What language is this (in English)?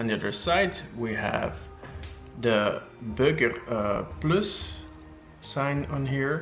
English